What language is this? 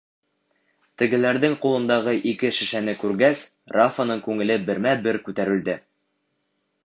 Bashkir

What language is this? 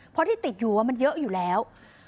Thai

